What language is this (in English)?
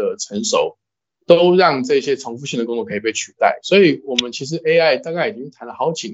Chinese